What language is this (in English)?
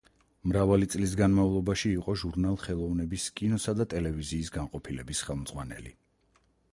Georgian